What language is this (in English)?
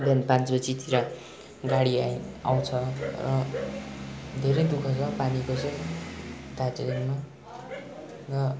Nepali